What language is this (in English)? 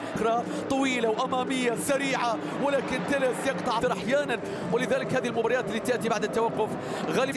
Arabic